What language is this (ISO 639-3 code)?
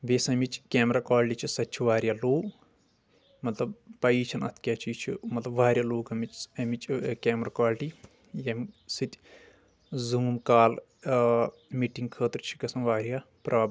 kas